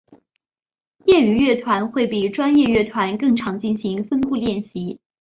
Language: Chinese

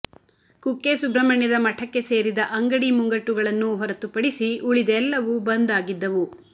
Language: Kannada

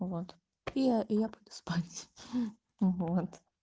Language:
Russian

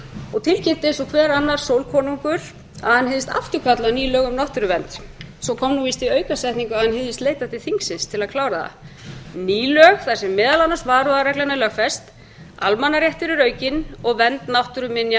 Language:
Icelandic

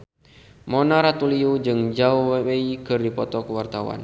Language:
Sundanese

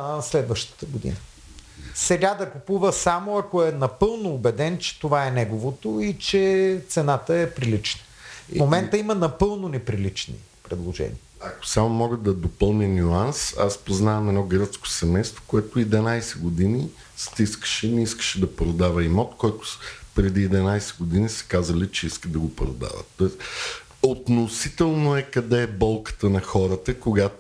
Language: Bulgarian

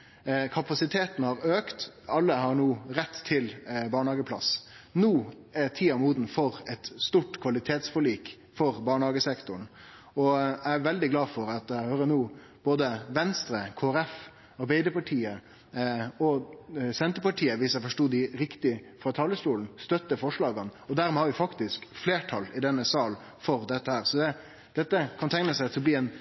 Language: Norwegian Nynorsk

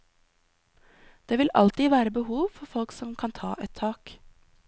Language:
Norwegian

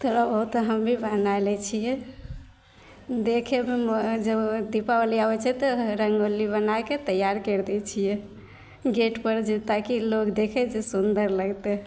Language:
Maithili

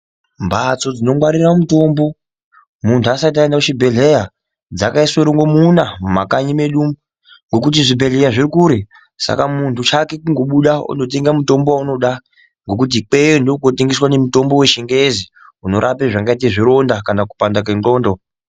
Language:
Ndau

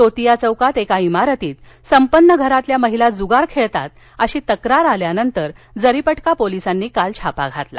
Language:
Marathi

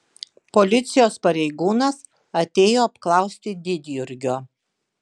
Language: Lithuanian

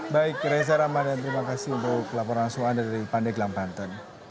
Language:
Indonesian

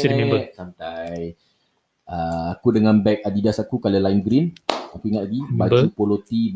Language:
Malay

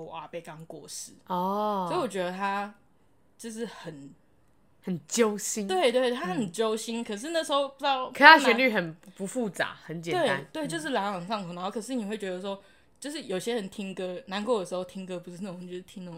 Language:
Chinese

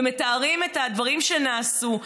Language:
Hebrew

